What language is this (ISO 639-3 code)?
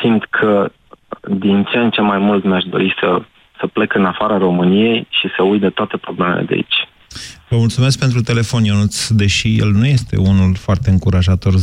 ron